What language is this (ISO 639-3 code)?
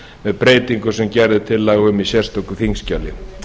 isl